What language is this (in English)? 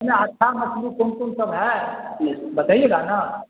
Urdu